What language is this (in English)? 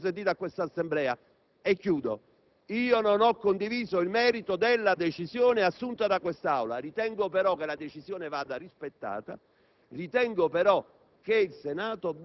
Italian